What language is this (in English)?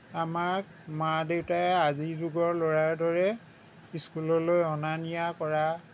Assamese